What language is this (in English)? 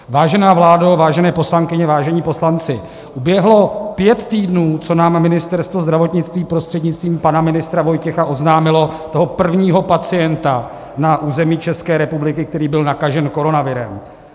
Czech